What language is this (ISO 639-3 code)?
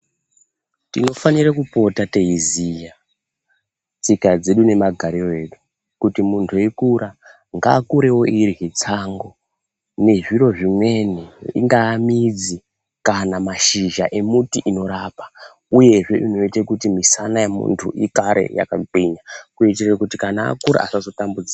ndc